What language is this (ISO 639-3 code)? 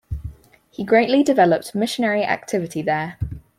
eng